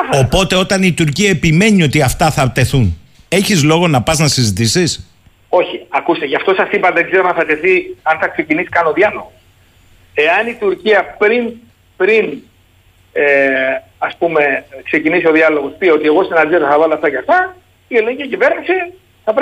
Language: Greek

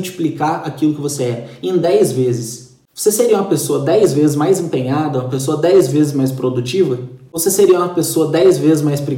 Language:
Portuguese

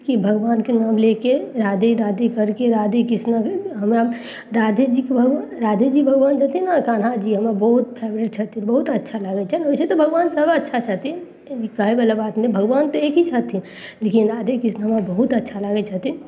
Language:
Maithili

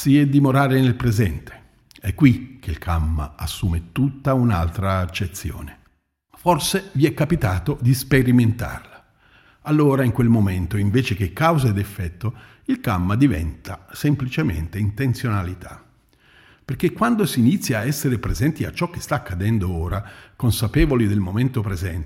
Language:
Italian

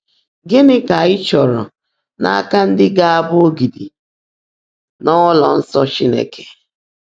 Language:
Igbo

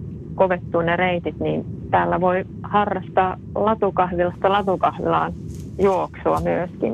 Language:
Finnish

